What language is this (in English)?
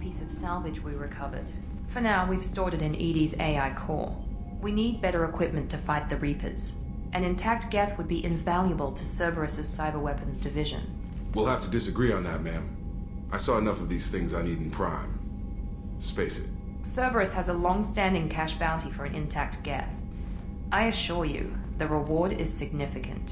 English